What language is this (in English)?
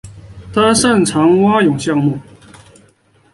Chinese